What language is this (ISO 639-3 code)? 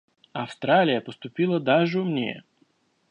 rus